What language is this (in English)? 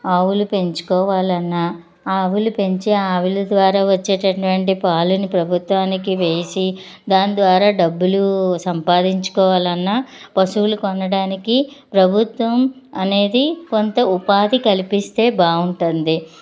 Telugu